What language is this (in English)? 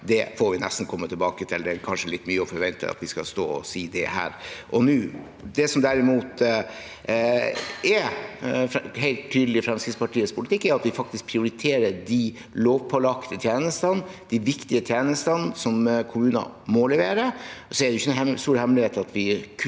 Norwegian